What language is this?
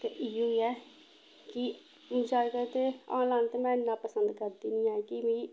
Dogri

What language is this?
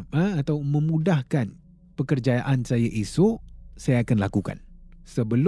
Malay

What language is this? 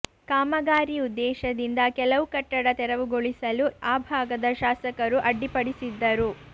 Kannada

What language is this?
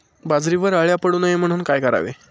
Marathi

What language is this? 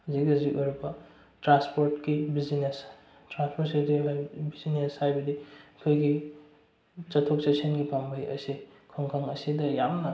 Manipuri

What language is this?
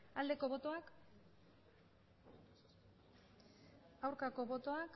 Basque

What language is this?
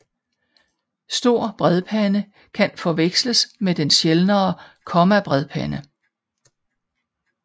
Danish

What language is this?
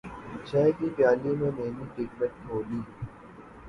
Urdu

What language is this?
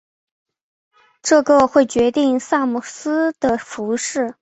Chinese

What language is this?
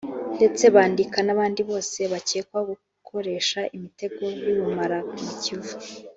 Kinyarwanda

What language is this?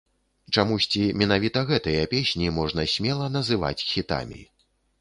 Belarusian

